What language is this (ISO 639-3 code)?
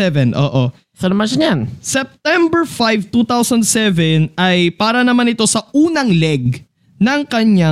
fil